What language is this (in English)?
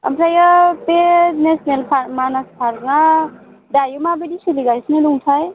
Bodo